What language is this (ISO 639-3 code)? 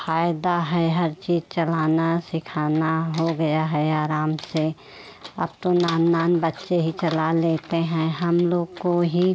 hin